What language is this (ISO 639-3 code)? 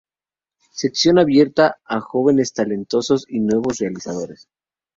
spa